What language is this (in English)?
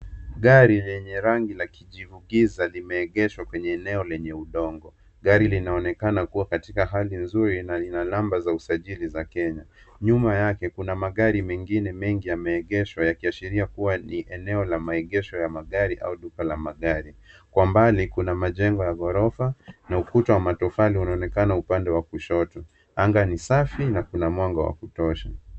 Swahili